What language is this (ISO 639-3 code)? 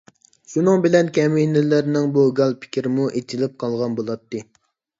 uig